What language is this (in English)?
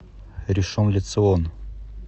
Russian